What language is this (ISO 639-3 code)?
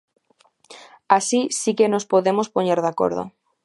glg